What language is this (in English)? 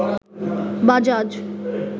Bangla